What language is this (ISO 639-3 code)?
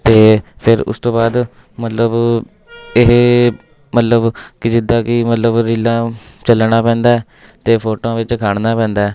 pan